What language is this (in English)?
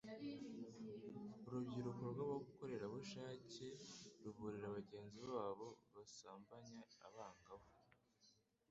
Kinyarwanda